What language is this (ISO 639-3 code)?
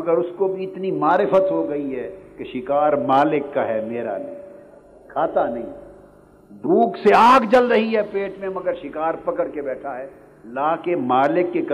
urd